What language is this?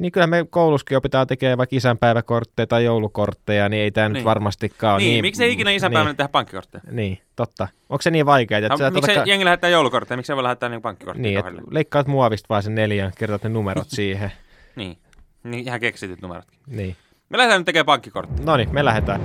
Finnish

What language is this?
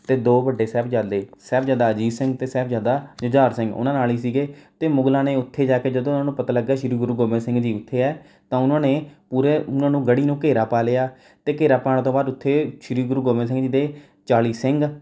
Punjabi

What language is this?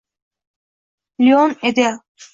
Uzbek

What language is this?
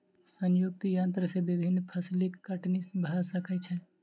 Maithili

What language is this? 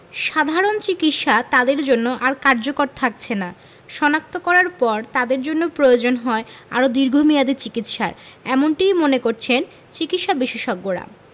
Bangla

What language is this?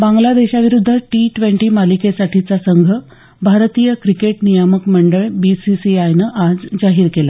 Marathi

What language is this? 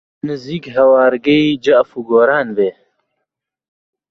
Central Kurdish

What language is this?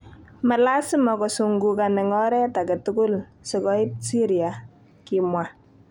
Kalenjin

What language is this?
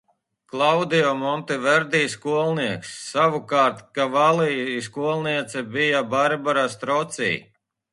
Latvian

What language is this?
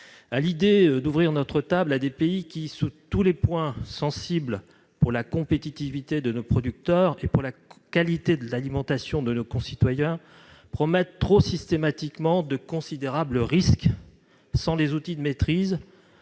French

